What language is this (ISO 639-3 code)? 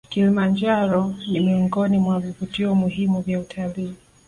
swa